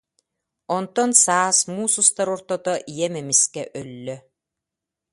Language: Yakut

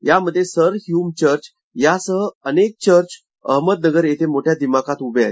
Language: Marathi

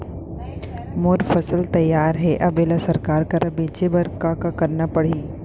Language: Chhattisgarhi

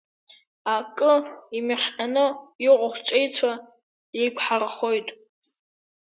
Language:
Abkhazian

